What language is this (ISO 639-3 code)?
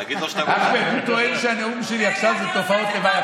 heb